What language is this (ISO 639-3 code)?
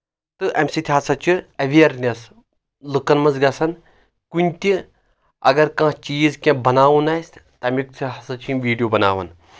kas